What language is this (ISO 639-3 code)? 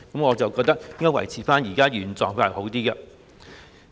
yue